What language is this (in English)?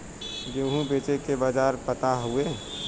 Bhojpuri